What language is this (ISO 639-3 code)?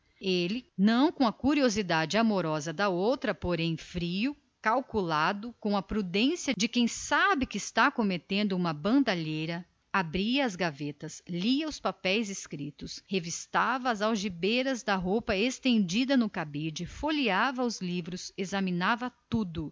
por